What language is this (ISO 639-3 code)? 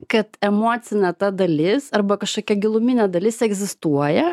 lit